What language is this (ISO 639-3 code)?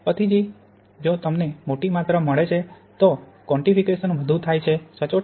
guj